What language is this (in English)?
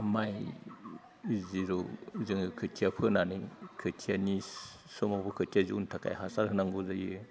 Bodo